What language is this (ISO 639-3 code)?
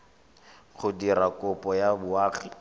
tsn